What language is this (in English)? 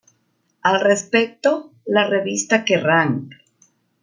Spanish